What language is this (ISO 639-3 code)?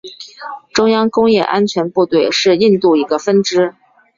zho